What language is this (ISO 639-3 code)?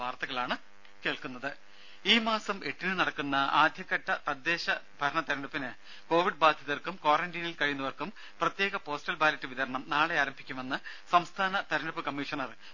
mal